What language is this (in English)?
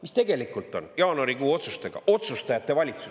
Estonian